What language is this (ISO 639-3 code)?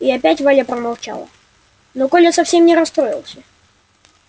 rus